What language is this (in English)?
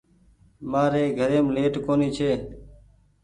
Goaria